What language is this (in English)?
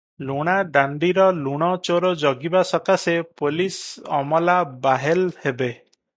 Odia